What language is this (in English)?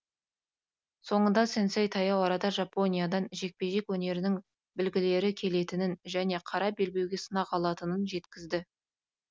Kazakh